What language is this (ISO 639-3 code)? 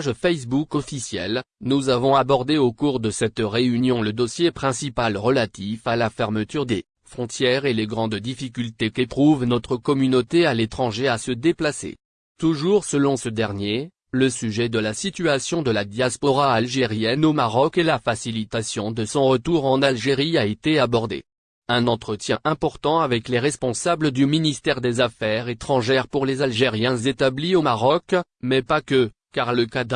fra